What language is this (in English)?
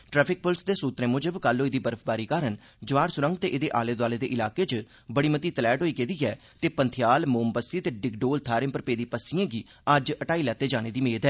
Dogri